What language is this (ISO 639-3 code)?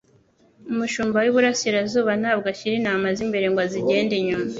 kin